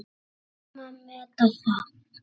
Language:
Icelandic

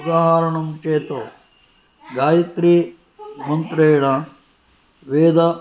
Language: Sanskrit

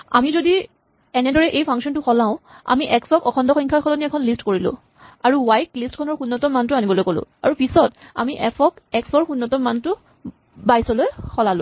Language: Assamese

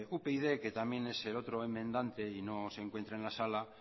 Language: Spanish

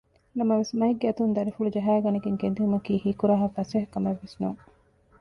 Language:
Divehi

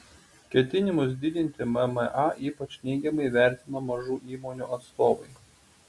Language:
Lithuanian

